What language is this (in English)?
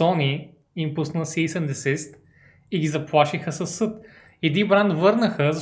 Bulgarian